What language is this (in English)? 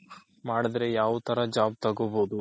Kannada